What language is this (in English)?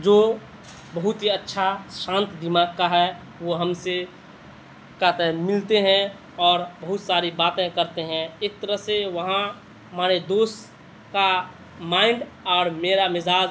Urdu